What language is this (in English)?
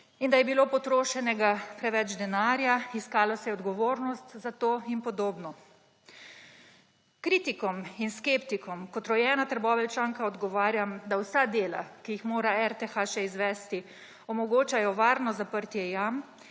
Slovenian